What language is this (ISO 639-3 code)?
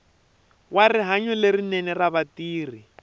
tso